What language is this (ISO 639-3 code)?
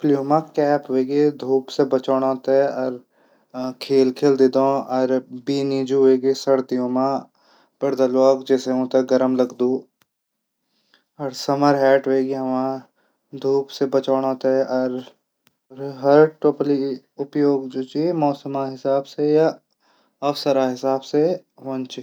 gbm